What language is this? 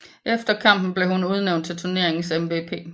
Danish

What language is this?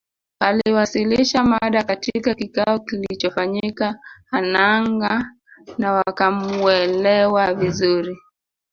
Swahili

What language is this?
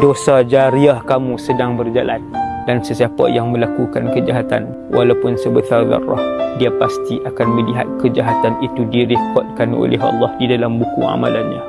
Malay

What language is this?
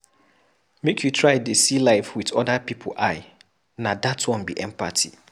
Nigerian Pidgin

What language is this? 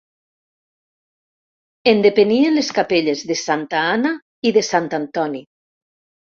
Catalan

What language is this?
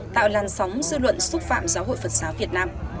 Vietnamese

